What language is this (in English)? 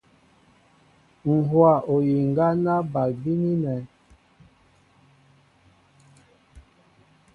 Mbo (Cameroon)